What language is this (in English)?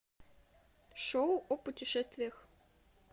Russian